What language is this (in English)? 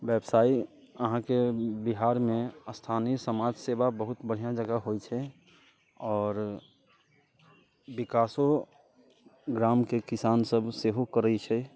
Maithili